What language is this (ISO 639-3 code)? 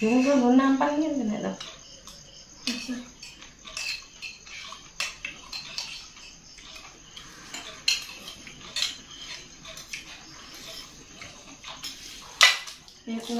ind